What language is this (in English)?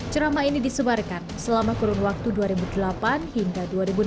Indonesian